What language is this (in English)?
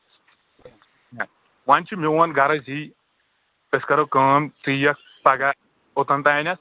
Kashmiri